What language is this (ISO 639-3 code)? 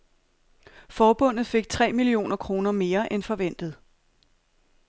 dan